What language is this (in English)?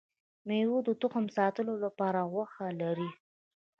Pashto